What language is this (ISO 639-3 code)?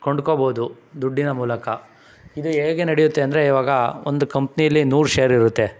kan